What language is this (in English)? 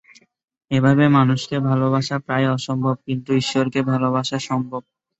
Bangla